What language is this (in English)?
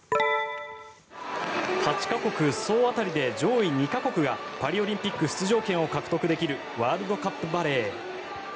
Japanese